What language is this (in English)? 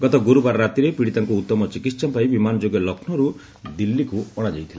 Odia